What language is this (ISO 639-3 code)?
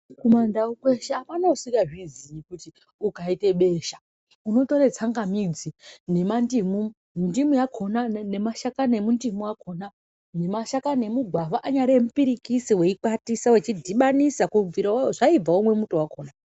ndc